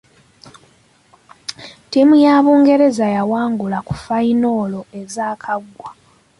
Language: Ganda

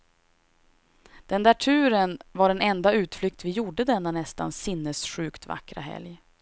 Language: Swedish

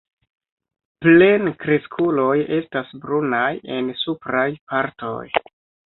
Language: Esperanto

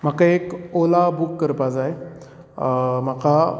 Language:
Konkani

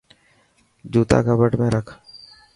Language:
Dhatki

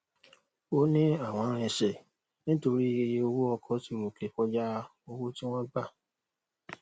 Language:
Yoruba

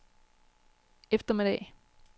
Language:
Danish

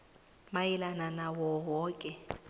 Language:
South Ndebele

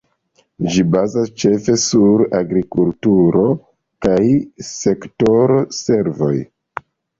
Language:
Esperanto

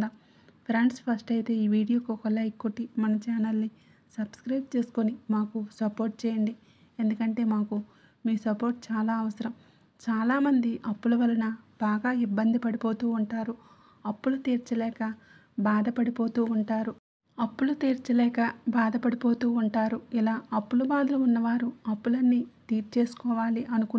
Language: Telugu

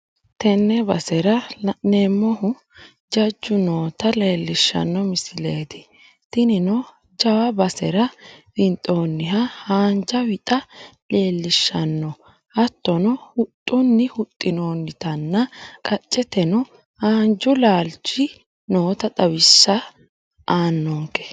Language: Sidamo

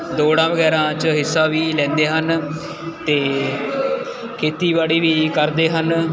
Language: Punjabi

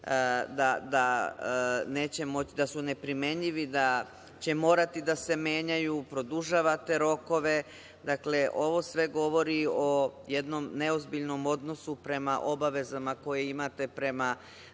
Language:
Serbian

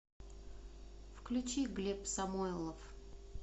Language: Russian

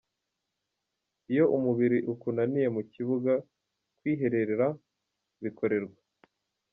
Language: Kinyarwanda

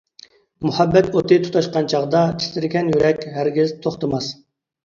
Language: Uyghur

